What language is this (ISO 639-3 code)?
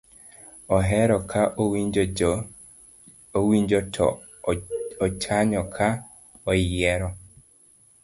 luo